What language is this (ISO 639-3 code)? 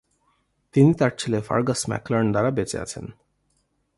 ben